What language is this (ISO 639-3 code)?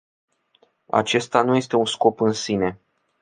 ron